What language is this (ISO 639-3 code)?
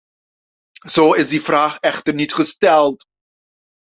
nld